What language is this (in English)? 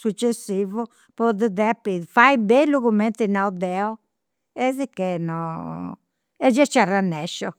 Campidanese Sardinian